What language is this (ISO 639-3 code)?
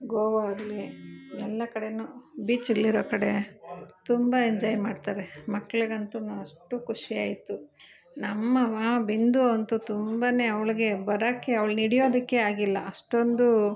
kan